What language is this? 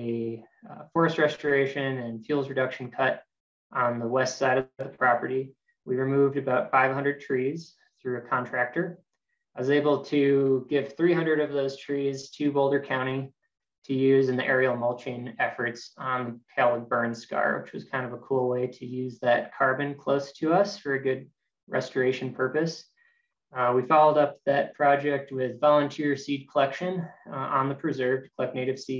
English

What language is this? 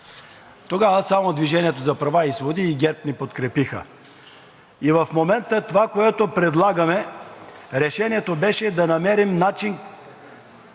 Bulgarian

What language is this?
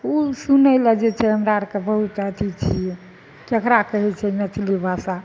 Maithili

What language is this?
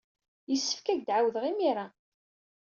Kabyle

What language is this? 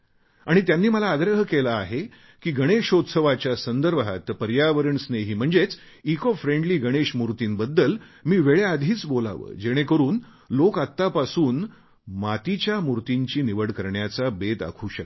Marathi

